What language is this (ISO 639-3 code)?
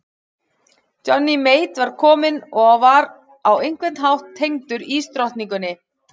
isl